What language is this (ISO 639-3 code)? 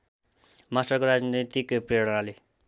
nep